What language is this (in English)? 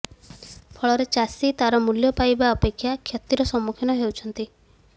Odia